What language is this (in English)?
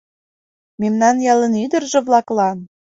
Mari